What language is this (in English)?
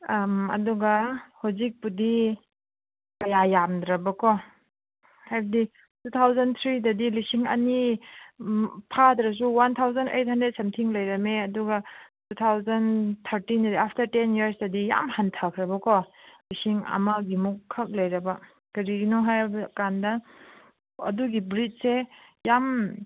Manipuri